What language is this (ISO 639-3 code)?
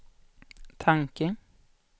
swe